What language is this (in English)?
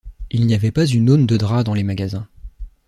French